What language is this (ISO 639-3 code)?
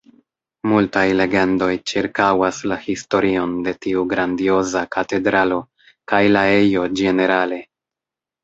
epo